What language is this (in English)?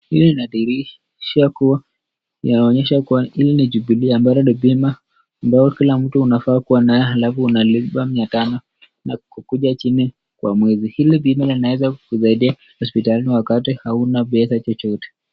Swahili